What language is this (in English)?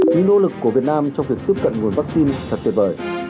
Vietnamese